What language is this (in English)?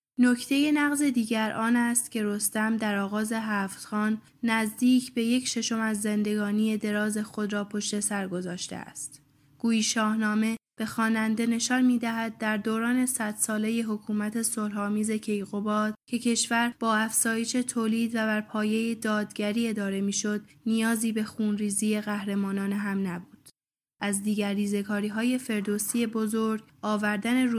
Persian